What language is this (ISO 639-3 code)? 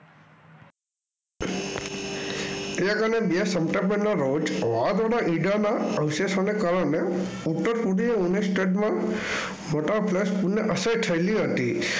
guj